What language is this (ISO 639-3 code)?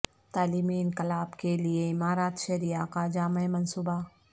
urd